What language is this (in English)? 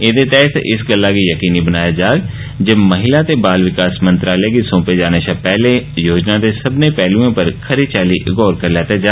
Dogri